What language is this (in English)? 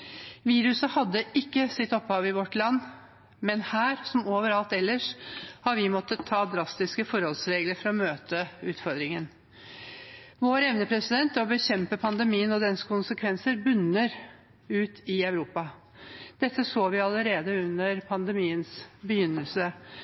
Norwegian Bokmål